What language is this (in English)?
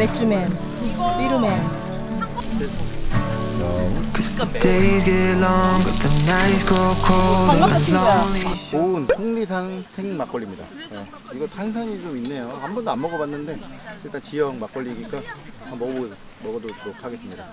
Korean